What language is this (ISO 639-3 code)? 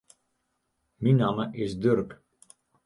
fry